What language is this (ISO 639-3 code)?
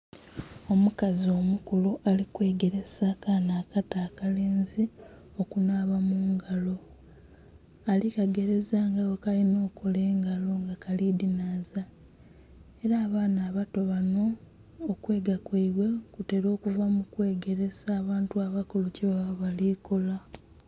xog